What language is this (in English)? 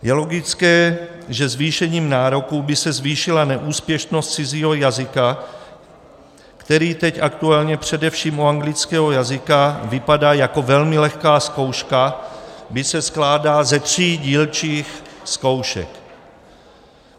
Czech